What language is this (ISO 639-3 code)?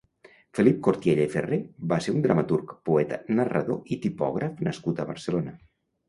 cat